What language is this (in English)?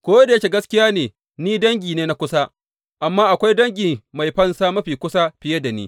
Hausa